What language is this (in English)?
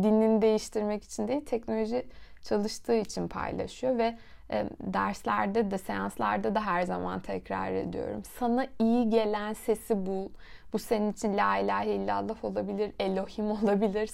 Turkish